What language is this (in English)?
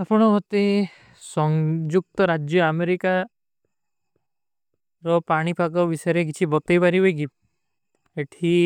Kui (India)